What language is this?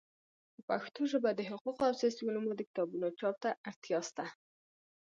Pashto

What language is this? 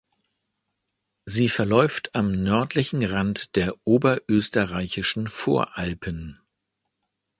German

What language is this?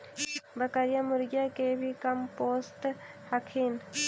Magahi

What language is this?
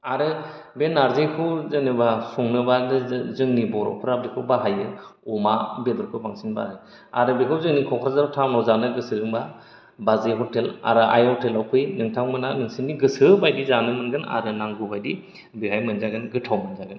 Bodo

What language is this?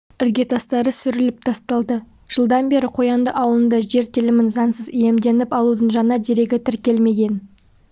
Kazakh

